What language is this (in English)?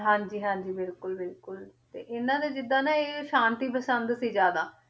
Punjabi